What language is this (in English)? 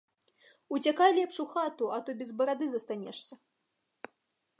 Belarusian